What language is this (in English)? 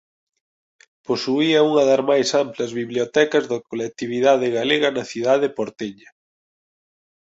Galician